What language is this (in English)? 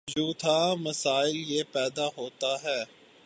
Urdu